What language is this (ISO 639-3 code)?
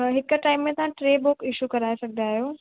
snd